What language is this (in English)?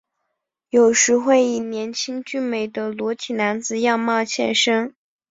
Chinese